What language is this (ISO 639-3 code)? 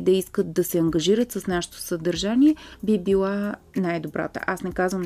bul